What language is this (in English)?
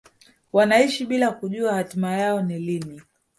Swahili